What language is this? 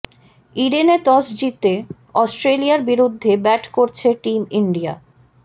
Bangla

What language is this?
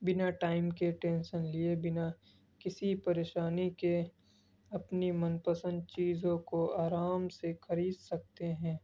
Urdu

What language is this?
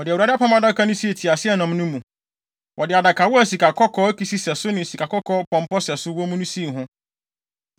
Akan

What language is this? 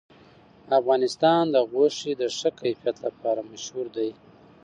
Pashto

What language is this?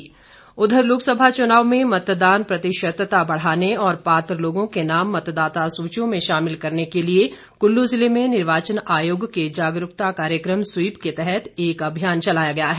Hindi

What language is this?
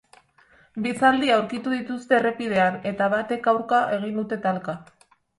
Basque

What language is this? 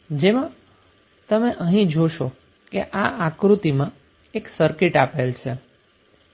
Gujarati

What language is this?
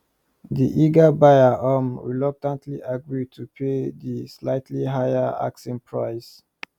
Nigerian Pidgin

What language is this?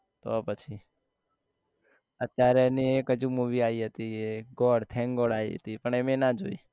Gujarati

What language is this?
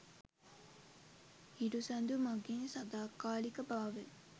Sinhala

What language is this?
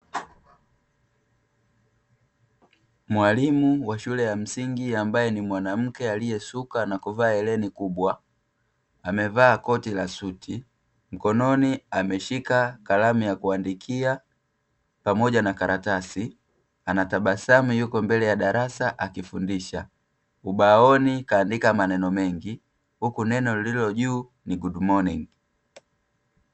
Swahili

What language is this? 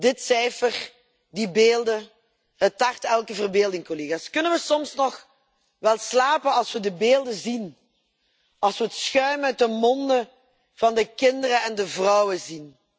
Dutch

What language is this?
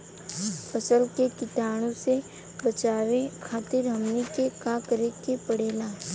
Bhojpuri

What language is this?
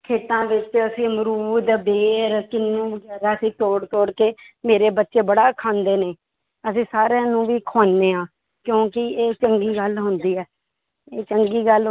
Punjabi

